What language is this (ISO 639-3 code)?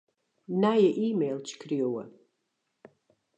fry